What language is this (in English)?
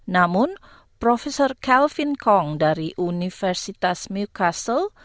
Indonesian